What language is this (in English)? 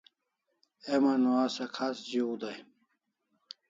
Kalasha